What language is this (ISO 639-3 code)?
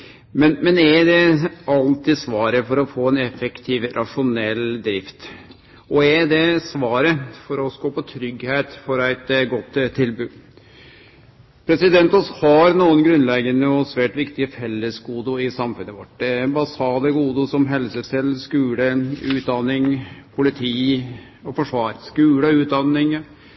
nno